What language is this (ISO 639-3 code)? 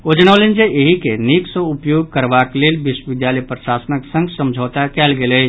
mai